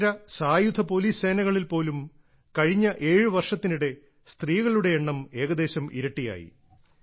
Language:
Malayalam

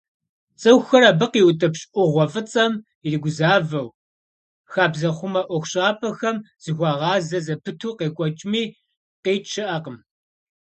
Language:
Kabardian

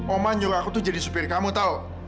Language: Indonesian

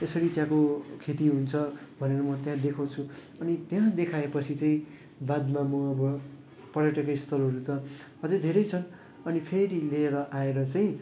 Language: Nepali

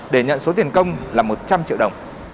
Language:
Vietnamese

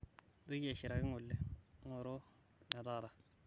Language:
Masai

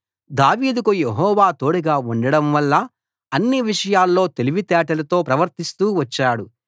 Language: Telugu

